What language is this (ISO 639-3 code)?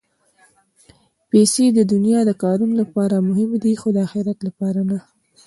pus